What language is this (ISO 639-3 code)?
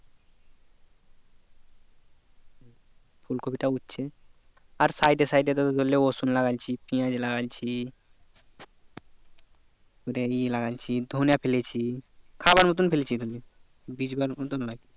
ben